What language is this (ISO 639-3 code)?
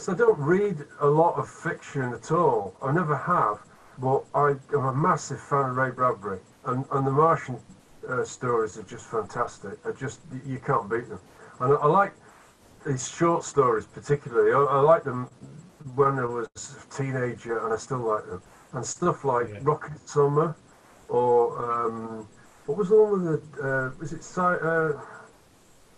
eng